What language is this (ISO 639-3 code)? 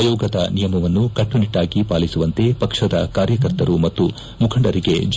kan